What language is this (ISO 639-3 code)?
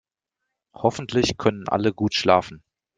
deu